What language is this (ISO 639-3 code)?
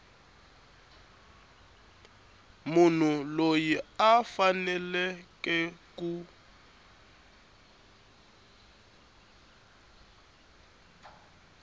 tso